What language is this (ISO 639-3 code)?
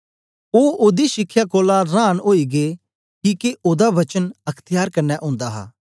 doi